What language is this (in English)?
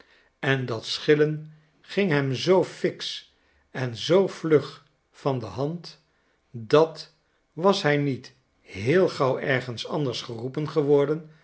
Dutch